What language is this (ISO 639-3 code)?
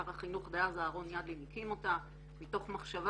heb